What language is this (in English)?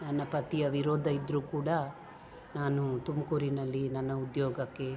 Kannada